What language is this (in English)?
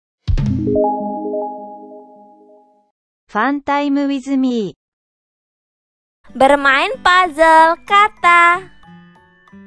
Indonesian